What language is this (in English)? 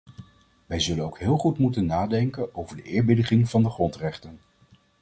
Dutch